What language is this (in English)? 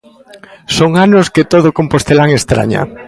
Galician